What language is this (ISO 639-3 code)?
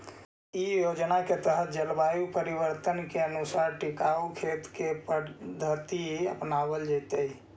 mag